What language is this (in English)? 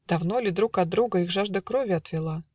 Russian